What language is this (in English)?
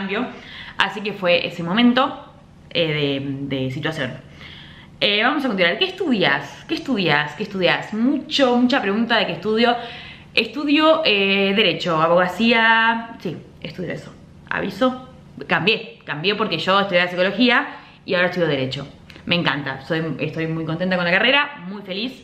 Spanish